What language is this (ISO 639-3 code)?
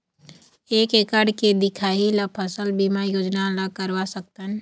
hne